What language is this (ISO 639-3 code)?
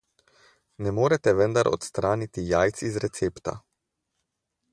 slv